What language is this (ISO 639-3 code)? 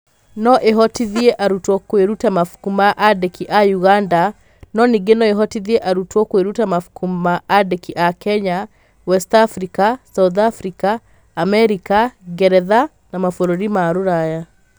kik